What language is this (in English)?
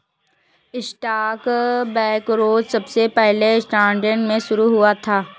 Hindi